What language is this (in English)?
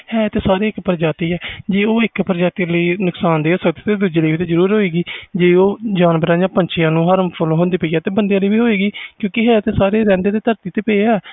Punjabi